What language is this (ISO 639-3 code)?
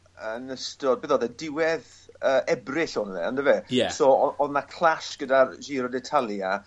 cym